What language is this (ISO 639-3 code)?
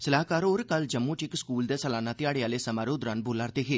doi